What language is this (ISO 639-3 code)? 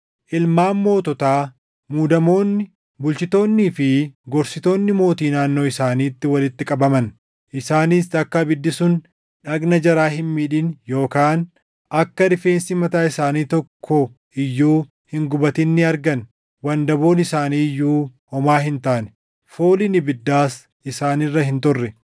orm